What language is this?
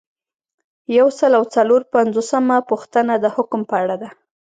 Pashto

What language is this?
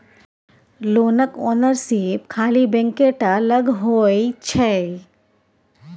Maithili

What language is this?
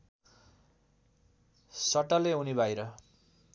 Nepali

